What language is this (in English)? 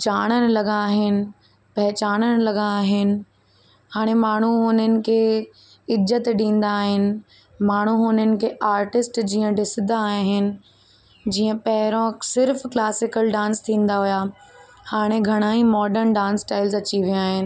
Sindhi